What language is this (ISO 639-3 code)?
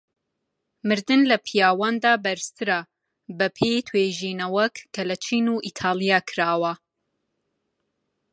ckb